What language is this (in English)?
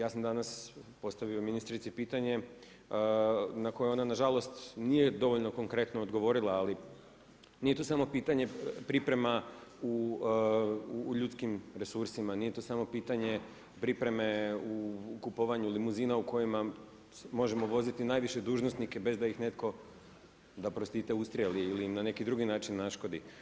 Croatian